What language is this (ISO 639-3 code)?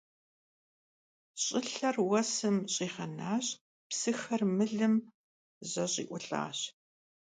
kbd